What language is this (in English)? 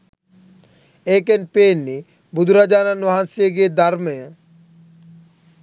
Sinhala